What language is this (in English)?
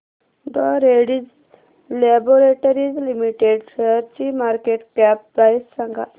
Marathi